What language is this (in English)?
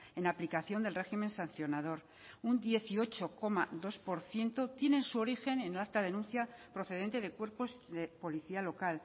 Spanish